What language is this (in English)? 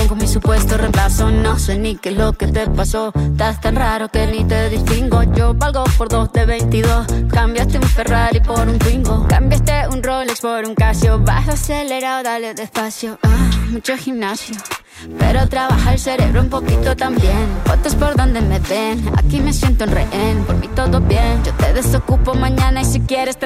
Italian